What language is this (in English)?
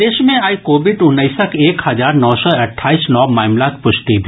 Maithili